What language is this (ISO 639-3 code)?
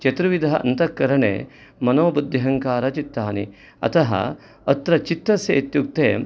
san